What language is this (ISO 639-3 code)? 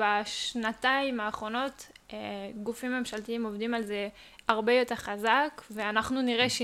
heb